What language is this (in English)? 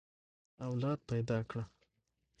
Pashto